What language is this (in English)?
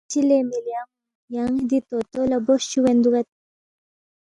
Balti